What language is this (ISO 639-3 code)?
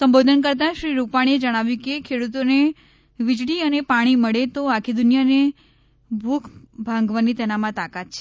guj